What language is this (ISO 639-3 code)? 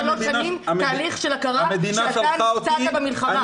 heb